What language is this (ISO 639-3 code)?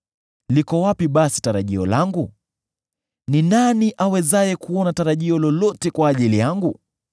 swa